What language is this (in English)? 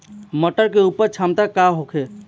Bhojpuri